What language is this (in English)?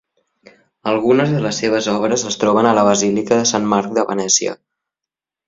Catalan